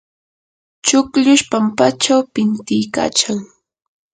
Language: Yanahuanca Pasco Quechua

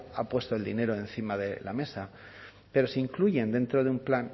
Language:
Spanish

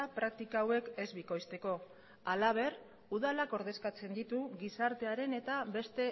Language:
Basque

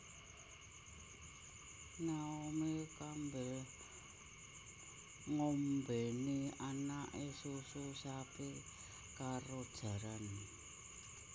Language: Javanese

